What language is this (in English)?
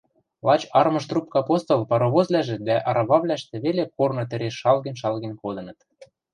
Western Mari